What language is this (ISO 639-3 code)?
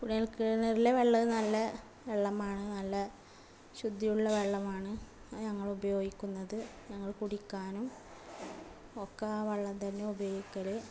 mal